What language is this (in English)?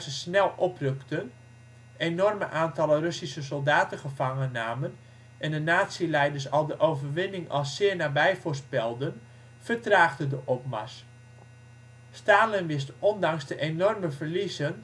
Dutch